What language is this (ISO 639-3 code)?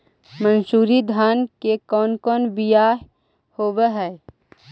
mag